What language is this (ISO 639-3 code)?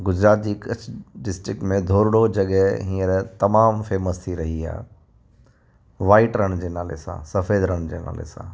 snd